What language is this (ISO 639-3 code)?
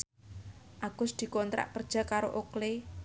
jav